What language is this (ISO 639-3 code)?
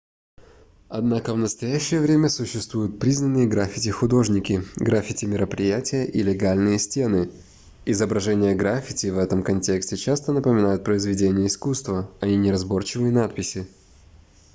rus